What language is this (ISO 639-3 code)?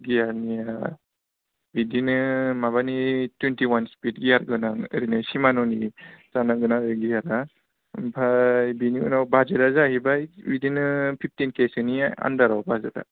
brx